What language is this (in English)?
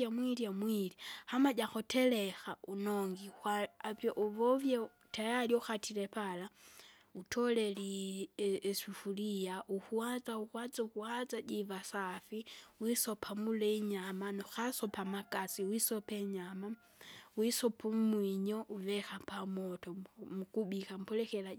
Kinga